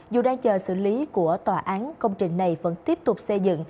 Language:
Vietnamese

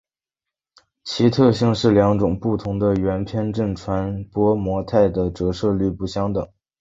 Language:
Chinese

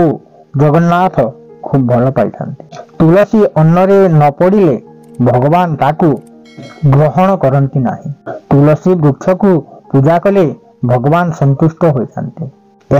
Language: Hindi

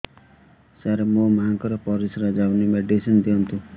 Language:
Odia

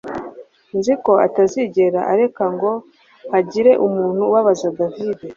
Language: Kinyarwanda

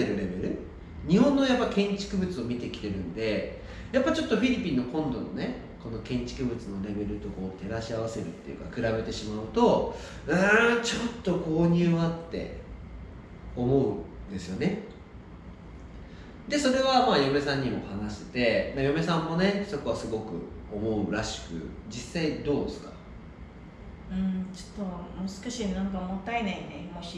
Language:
Japanese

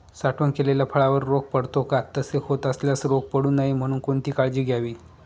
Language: Marathi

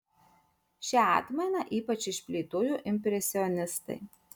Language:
Lithuanian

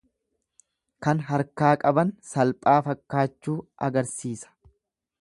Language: Oromo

